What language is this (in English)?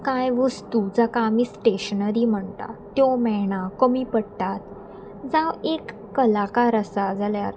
Konkani